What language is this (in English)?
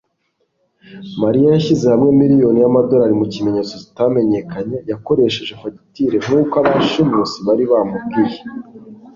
Kinyarwanda